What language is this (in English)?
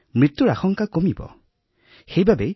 Assamese